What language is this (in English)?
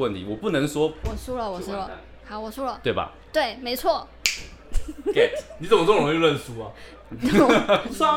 Chinese